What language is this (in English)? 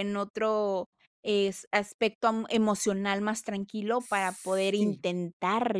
Spanish